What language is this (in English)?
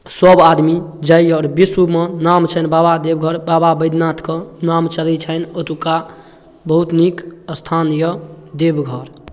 Maithili